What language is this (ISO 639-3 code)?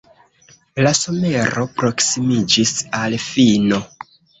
epo